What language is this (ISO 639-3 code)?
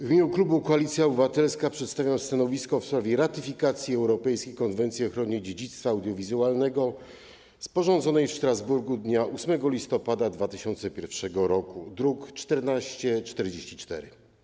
pol